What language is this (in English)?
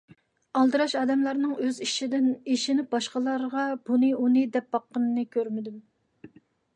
Uyghur